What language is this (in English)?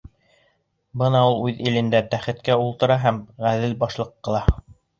Bashkir